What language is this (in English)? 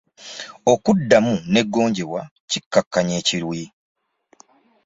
Ganda